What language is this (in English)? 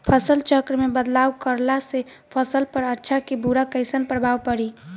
Bhojpuri